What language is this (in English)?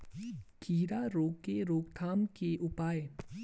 Hindi